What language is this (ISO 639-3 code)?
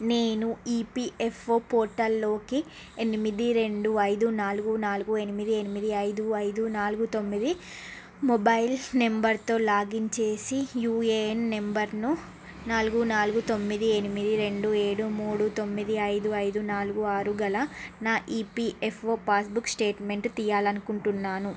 tel